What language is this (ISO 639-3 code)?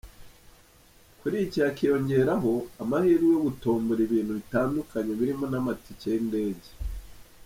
kin